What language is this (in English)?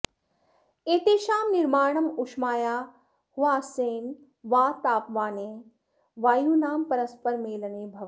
Sanskrit